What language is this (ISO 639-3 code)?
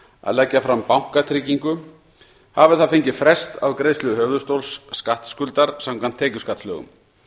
isl